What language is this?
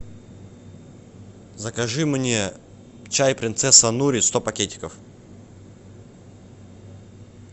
Russian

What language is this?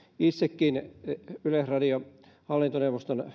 Finnish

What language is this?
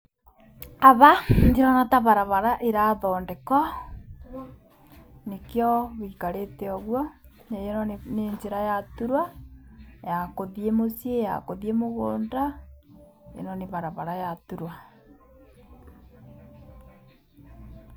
Kikuyu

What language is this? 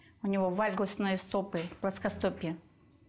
Kazakh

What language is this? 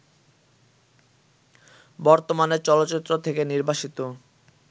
Bangla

